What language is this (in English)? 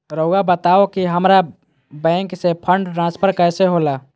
Magahi